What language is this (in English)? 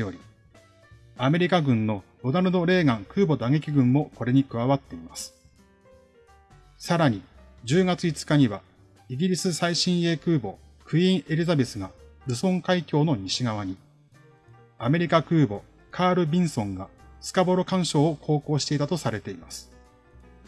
Japanese